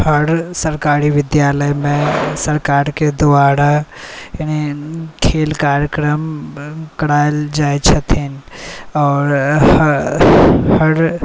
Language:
Maithili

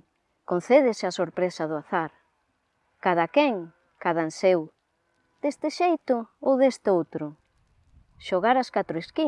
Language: Spanish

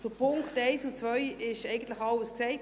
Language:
Swiss German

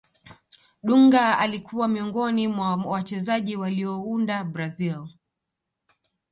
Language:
Swahili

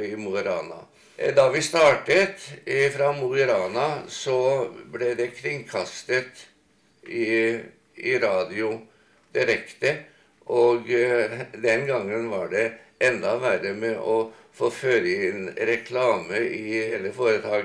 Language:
Norwegian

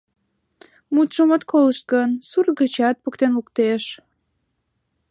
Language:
Mari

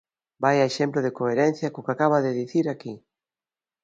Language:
Galician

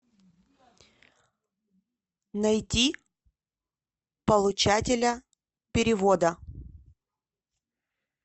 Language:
Russian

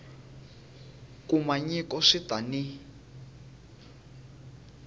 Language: Tsonga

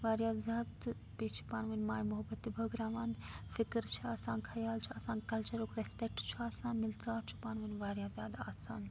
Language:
Kashmiri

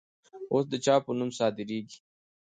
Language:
Pashto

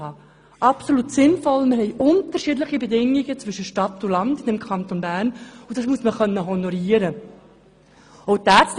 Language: Swiss German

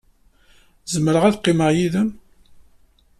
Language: Kabyle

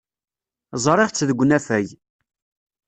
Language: Kabyle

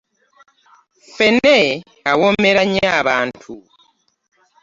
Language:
Ganda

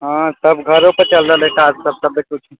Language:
Maithili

